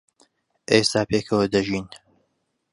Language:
Central Kurdish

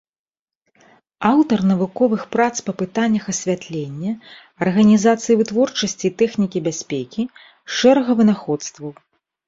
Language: Belarusian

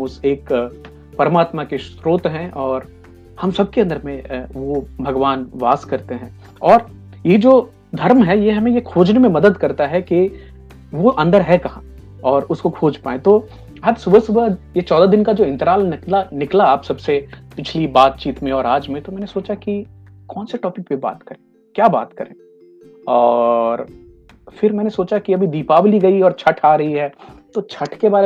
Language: Hindi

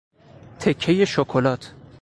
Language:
Persian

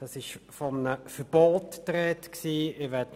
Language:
Swiss German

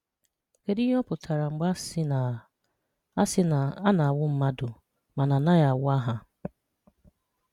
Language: Igbo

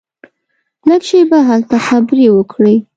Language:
Pashto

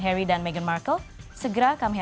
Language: Indonesian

